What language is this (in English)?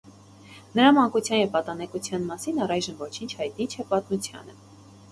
Armenian